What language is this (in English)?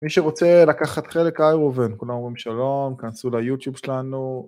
Hebrew